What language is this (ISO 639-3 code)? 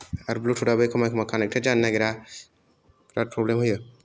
brx